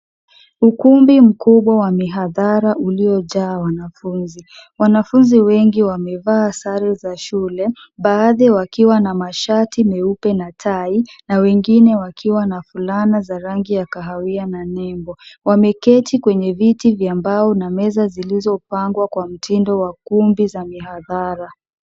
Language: Swahili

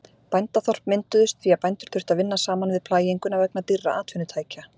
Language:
Icelandic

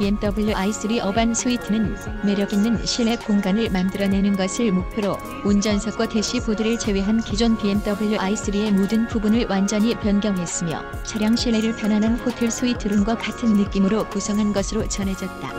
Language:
Korean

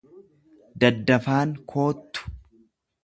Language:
Oromo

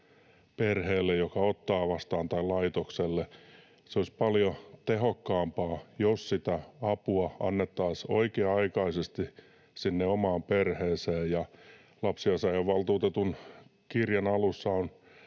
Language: Finnish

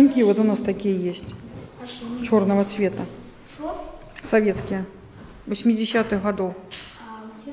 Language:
Russian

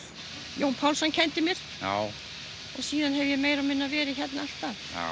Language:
Icelandic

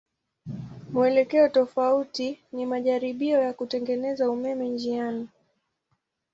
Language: Swahili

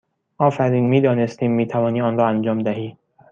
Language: Persian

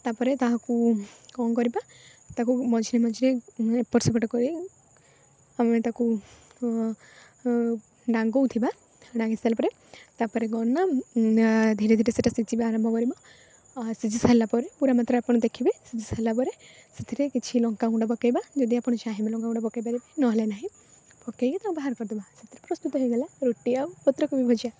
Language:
Odia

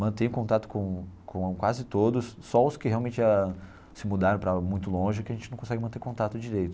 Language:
Portuguese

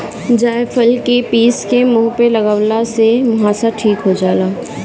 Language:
Bhojpuri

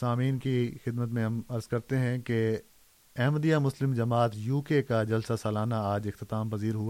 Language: Urdu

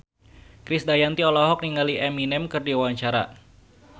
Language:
Sundanese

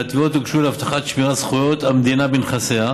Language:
Hebrew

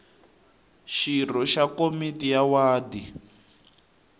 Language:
Tsonga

